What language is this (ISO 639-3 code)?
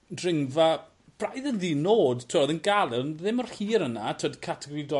cym